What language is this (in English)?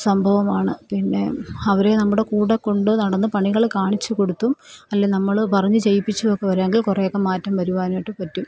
Malayalam